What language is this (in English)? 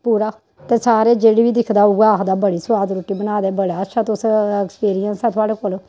Dogri